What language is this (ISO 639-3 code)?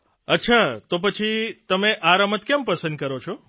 guj